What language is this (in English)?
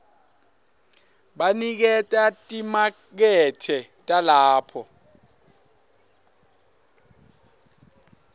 Swati